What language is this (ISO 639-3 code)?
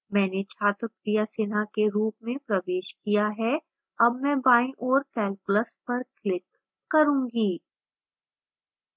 hin